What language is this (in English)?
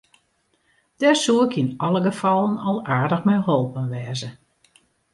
Western Frisian